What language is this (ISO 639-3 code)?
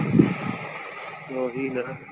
pan